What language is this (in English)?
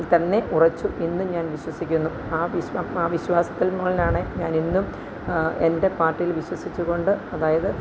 Malayalam